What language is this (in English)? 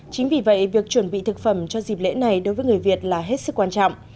Vietnamese